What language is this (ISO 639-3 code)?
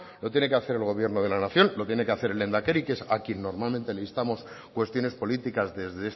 spa